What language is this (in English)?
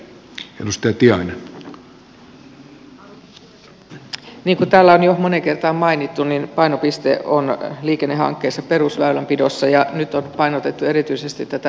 Finnish